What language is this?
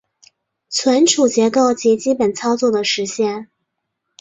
Chinese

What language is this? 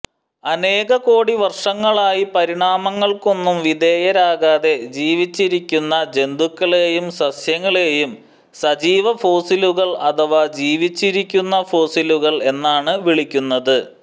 Malayalam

